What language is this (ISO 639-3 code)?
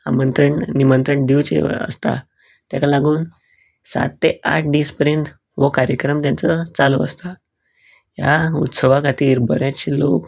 kok